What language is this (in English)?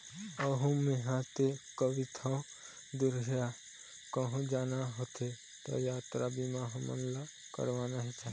Chhattisgarhi